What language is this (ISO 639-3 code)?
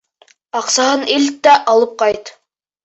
bak